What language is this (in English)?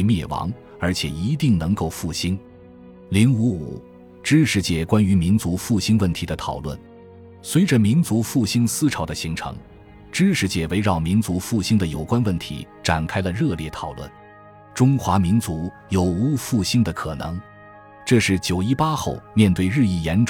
Chinese